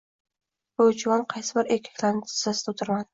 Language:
Uzbek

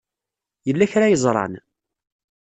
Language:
Kabyle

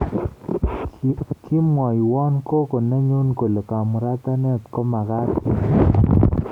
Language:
Kalenjin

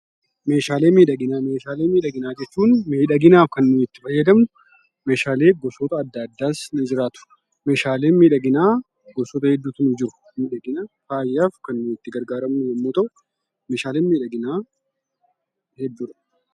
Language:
Oromo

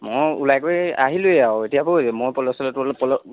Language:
Assamese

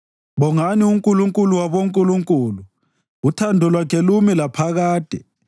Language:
North Ndebele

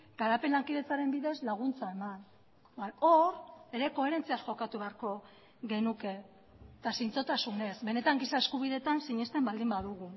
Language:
Basque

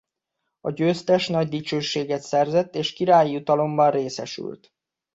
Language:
Hungarian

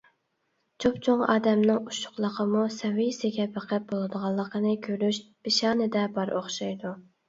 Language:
Uyghur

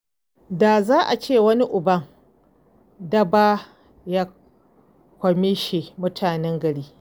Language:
Hausa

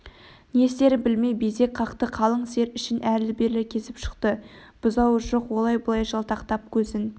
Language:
Kazakh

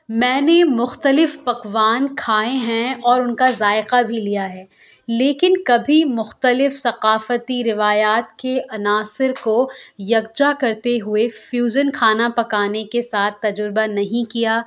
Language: Urdu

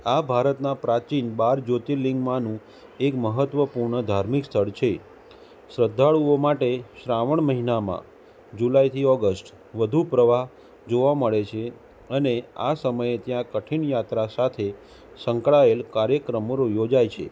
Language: Gujarati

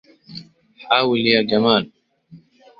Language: Arabic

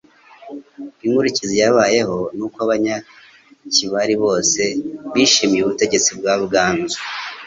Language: Kinyarwanda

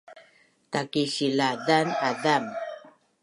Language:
Bunun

